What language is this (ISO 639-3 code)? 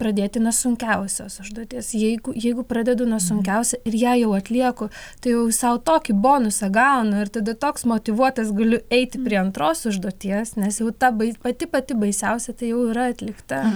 lit